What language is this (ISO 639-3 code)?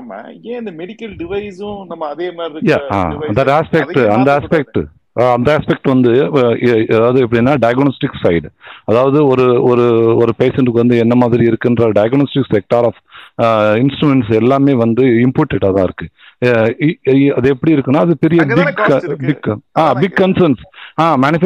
tam